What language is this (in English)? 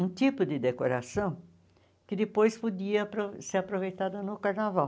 Portuguese